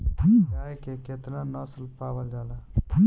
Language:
Bhojpuri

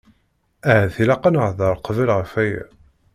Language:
Kabyle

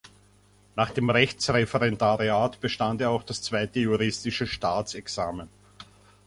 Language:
German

